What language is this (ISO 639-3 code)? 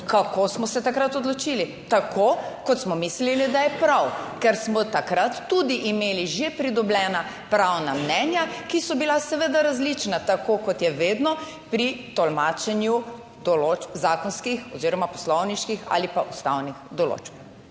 slv